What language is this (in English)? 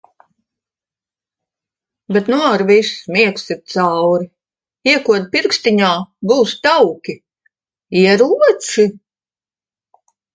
Latvian